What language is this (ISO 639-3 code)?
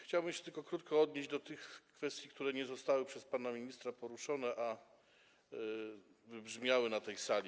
pol